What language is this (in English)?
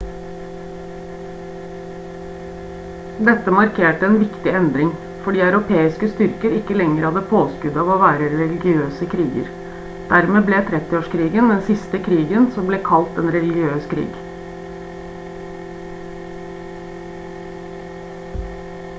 Norwegian Bokmål